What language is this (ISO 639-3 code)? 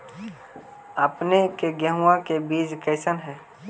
mag